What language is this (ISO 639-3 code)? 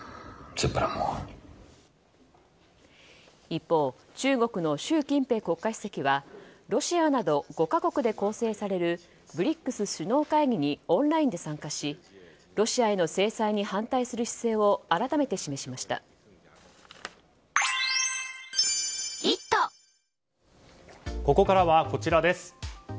jpn